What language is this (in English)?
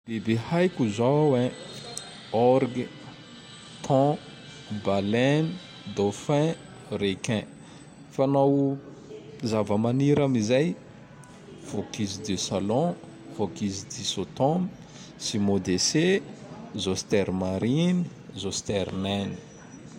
Tandroy-Mahafaly Malagasy